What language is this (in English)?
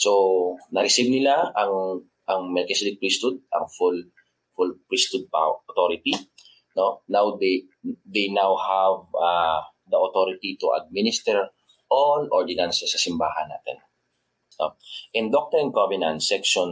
Filipino